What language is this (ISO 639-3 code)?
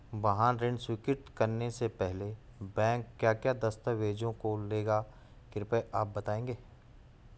hin